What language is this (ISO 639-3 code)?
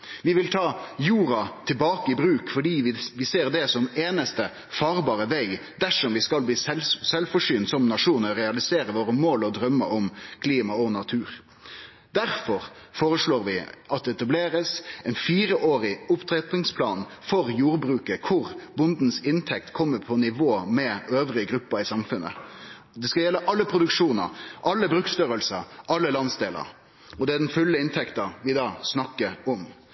nno